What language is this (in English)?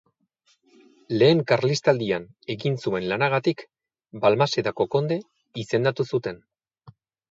Basque